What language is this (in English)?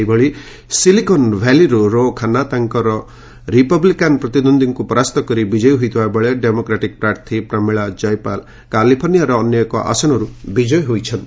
Odia